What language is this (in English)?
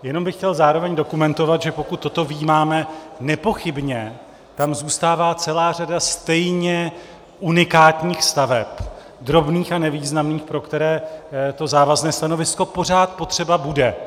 Czech